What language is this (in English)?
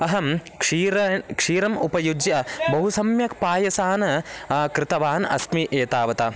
Sanskrit